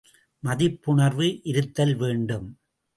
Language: Tamil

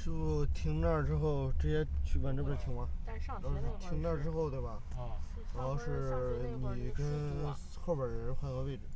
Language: Chinese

